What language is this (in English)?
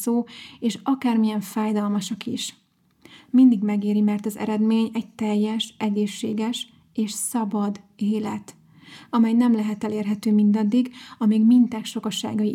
Hungarian